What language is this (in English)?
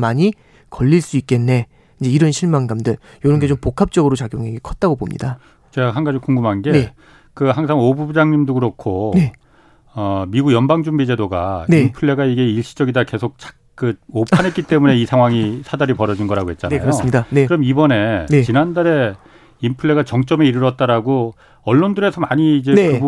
Korean